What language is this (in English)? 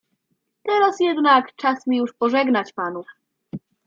Polish